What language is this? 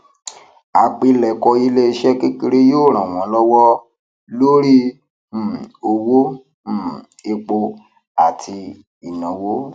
Yoruba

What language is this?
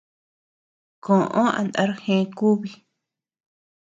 Tepeuxila Cuicatec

